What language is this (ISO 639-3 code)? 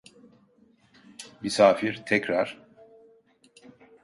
tur